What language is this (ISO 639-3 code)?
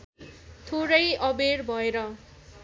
nep